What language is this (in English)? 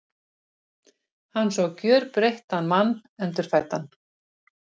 Icelandic